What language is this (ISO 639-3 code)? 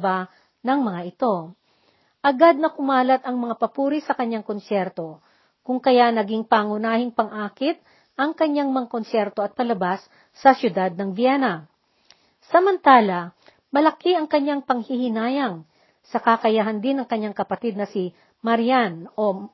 fil